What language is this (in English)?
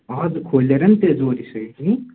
Nepali